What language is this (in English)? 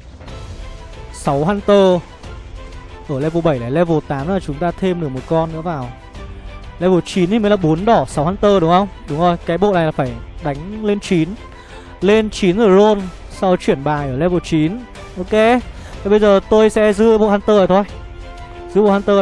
Vietnamese